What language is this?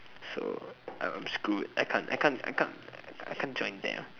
English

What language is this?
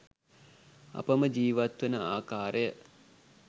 Sinhala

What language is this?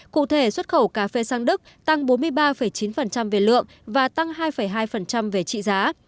Vietnamese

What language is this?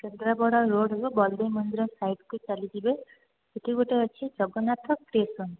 Odia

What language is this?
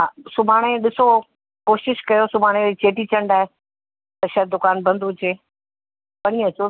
Sindhi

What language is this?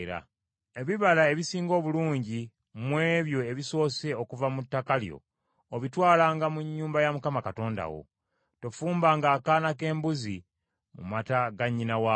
Ganda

